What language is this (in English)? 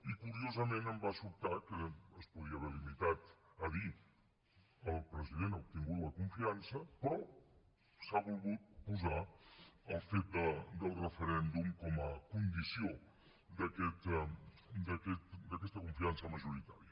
Catalan